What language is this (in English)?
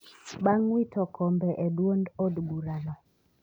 Luo (Kenya and Tanzania)